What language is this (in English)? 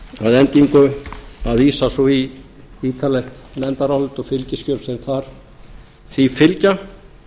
Icelandic